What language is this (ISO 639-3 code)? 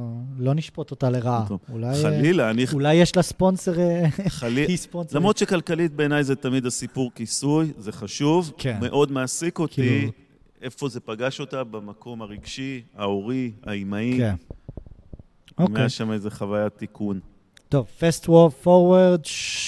heb